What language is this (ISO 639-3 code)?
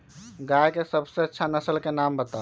mag